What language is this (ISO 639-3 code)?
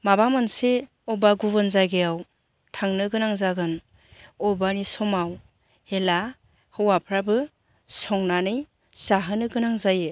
brx